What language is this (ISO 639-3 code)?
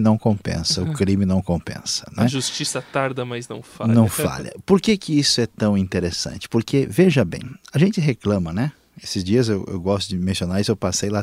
por